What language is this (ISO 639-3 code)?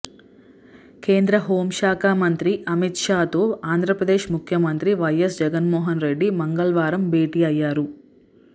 tel